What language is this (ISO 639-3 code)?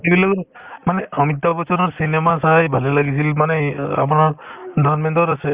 asm